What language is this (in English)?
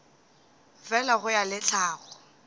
Northern Sotho